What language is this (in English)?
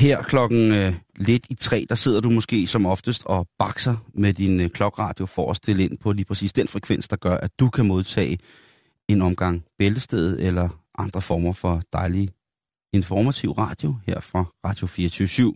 Danish